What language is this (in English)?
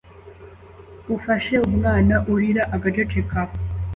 Kinyarwanda